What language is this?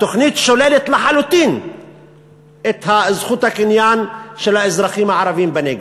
Hebrew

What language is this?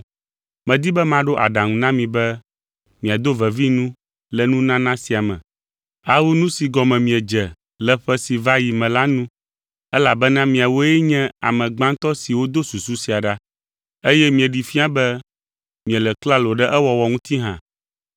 Ewe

